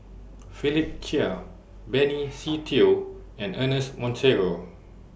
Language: English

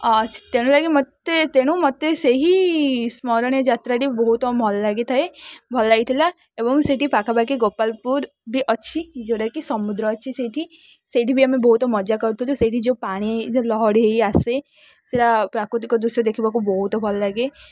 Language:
Odia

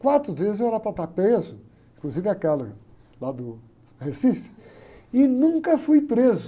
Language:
Portuguese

